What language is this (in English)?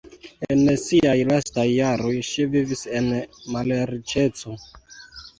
Esperanto